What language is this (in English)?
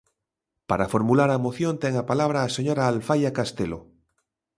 Galician